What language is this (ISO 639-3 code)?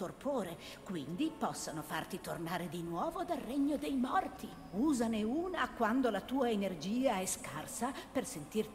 ita